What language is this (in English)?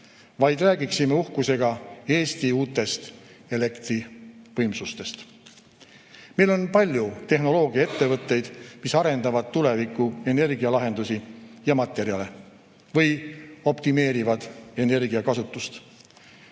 Estonian